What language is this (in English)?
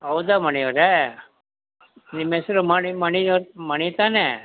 Kannada